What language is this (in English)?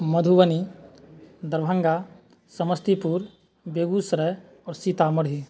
Maithili